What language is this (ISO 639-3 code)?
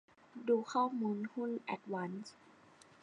tha